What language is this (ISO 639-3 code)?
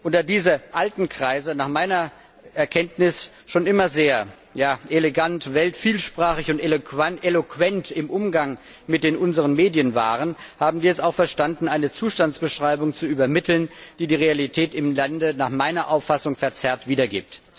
deu